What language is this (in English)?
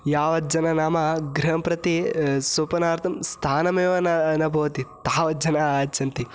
Sanskrit